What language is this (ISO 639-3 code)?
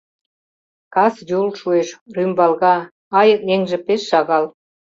chm